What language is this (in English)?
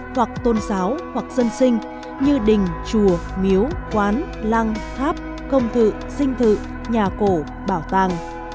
Vietnamese